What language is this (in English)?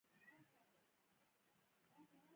Pashto